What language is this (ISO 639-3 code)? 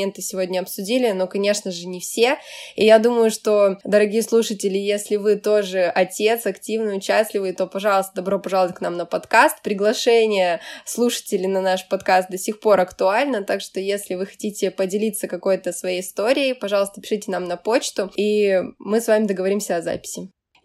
rus